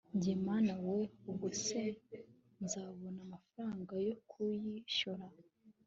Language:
Kinyarwanda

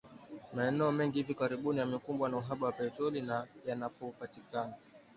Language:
Swahili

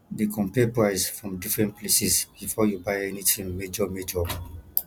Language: Nigerian Pidgin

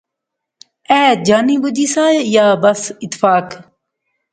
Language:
Pahari-Potwari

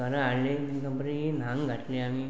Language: Konkani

